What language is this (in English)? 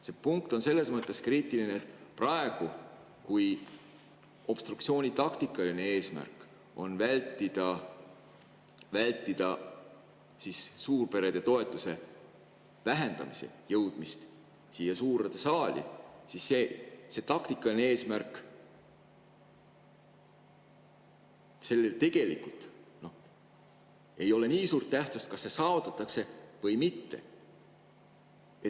Estonian